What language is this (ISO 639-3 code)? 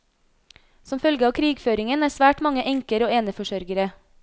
nor